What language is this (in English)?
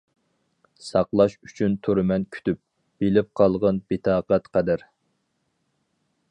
Uyghur